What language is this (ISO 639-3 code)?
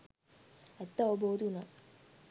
sin